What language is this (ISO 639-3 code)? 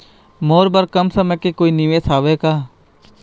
hne